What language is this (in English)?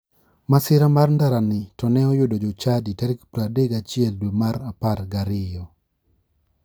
Luo (Kenya and Tanzania)